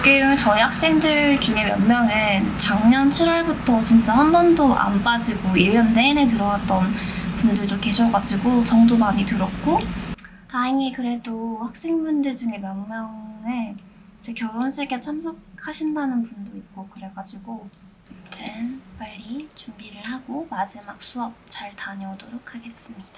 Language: Korean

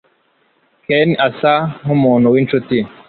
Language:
Kinyarwanda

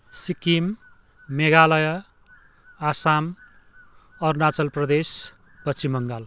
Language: Nepali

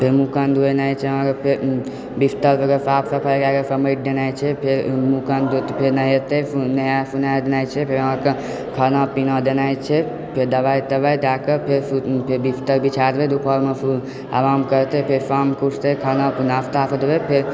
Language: Maithili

